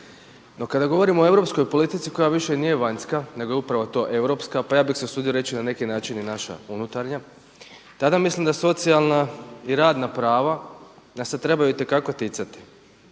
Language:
Croatian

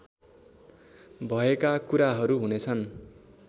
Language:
Nepali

